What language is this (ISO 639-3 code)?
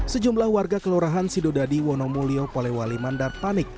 ind